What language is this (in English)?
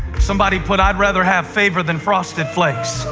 English